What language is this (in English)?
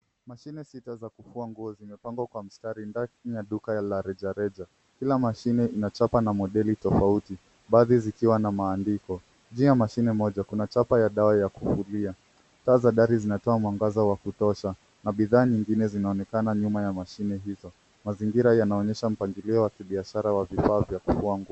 Swahili